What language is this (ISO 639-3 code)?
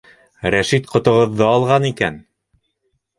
bak